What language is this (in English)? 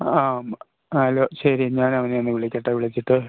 Malayalam